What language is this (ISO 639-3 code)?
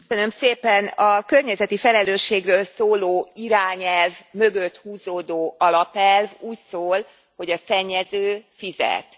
hun